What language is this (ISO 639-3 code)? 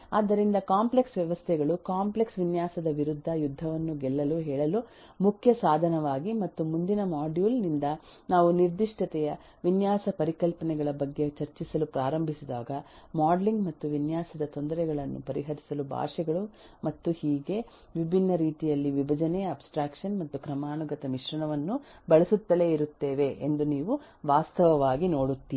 kan